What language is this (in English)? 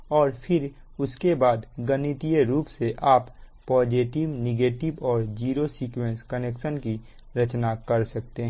Hindi